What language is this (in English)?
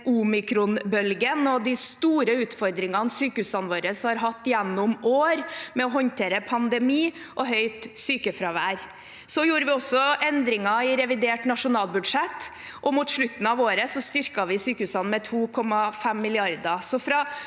Norwegian